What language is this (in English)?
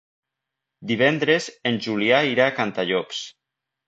Catalan